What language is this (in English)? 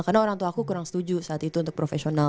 Indonesian